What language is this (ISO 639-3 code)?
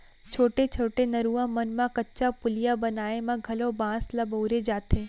hne